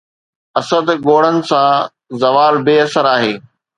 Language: Sindhi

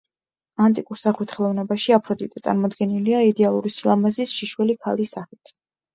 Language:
Georgian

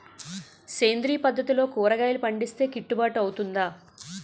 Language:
Telugu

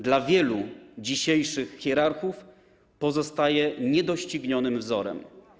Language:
Polish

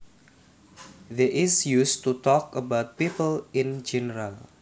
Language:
Javanese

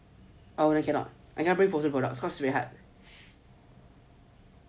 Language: English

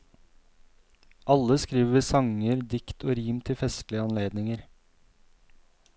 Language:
Norwegian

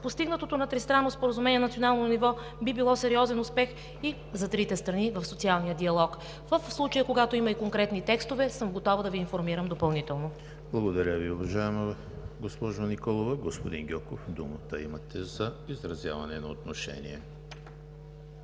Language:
Bulgarian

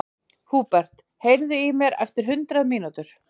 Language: Icelandic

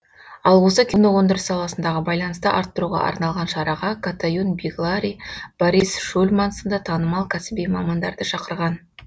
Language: Kazakh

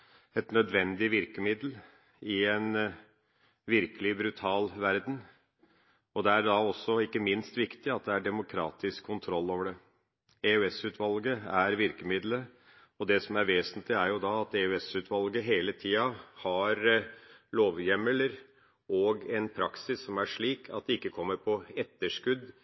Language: Norwegian Bokmål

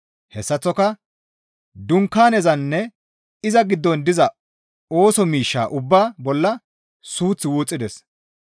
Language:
Gamo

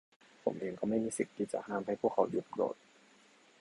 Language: Thai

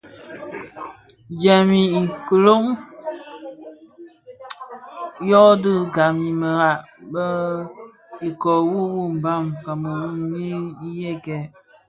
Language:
Bafia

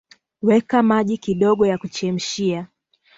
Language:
Swahili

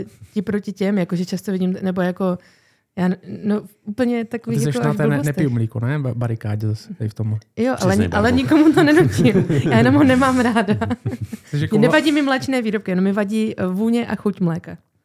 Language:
Czech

